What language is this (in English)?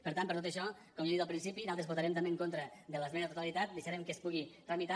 Catalan